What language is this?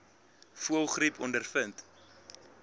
Afrikaans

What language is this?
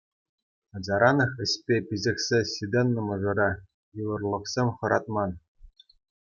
Chuvash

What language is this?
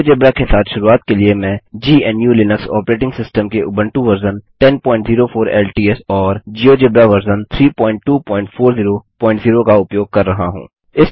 Hindi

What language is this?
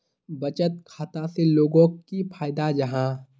Magahi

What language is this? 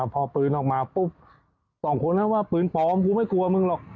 Thai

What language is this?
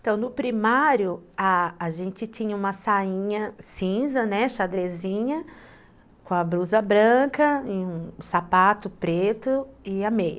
Portuguese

